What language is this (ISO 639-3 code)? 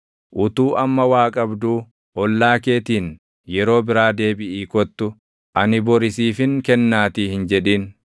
orm